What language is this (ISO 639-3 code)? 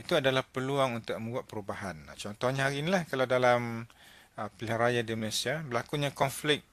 msa